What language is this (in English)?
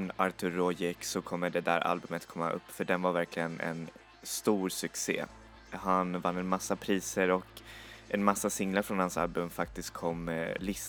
Swedish